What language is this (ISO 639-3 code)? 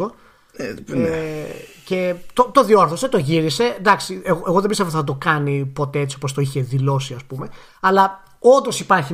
ell